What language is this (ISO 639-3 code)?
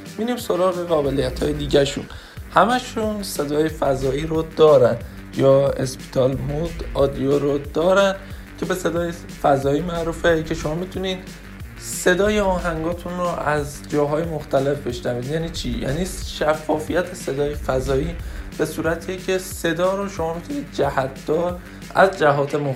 fas